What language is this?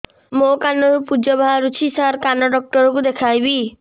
Odia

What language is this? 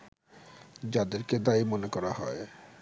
Bangla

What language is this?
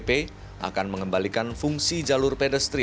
Indonesian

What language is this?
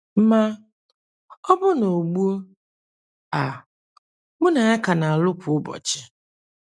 Igbo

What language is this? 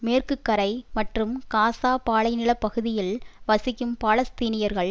Tamil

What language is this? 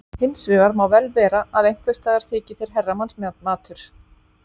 Icelandic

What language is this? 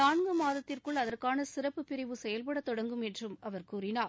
Tamil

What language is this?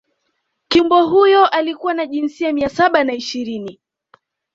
Swahili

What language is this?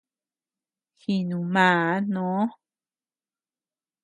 Tepeuxila Cuicatec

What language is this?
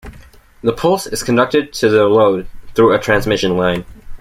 English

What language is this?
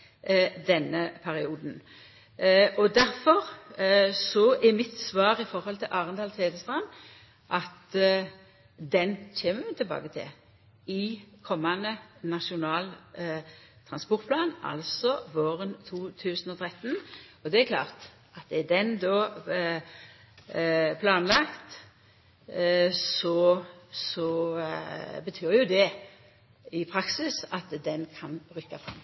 Norwegian Nynorsk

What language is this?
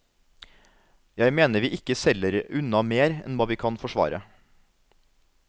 Norwegian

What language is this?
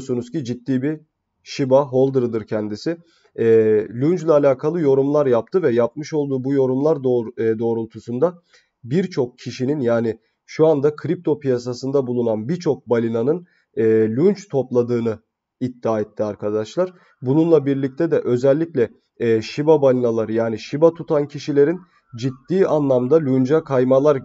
Turkish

